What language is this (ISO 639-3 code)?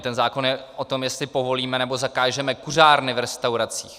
ces